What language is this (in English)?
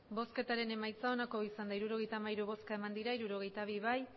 Basque